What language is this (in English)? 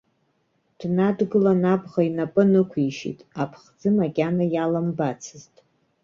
Abkhazian